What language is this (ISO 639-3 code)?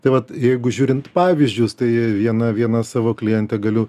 lit